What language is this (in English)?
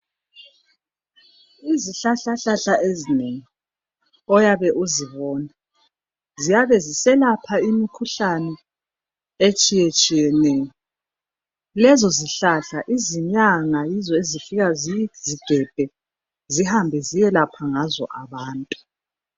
North Ndebele